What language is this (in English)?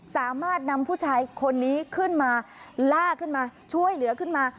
Thai